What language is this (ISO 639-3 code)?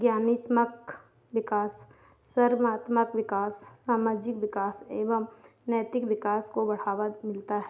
hin